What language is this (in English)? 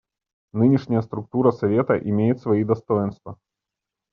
Russian